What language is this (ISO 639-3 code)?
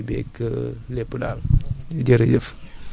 wol